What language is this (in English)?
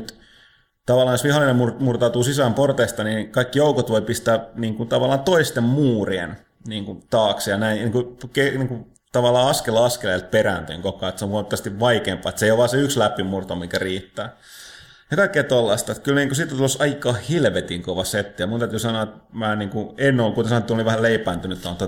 Finnish